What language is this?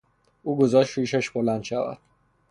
Persian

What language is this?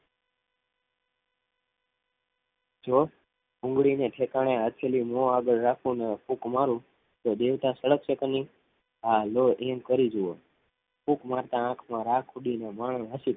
Gujarati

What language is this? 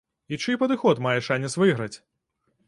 Belarusian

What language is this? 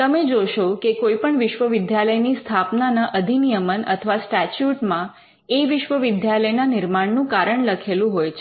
Gujarati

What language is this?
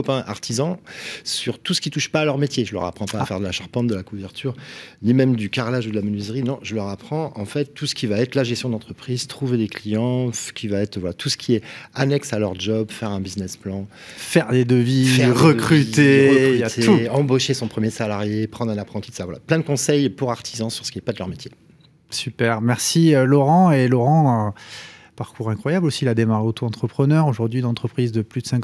French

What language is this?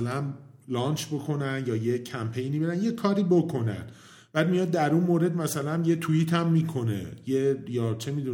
Persian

